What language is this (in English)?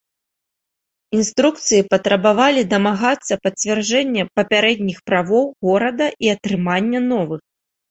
Belarusian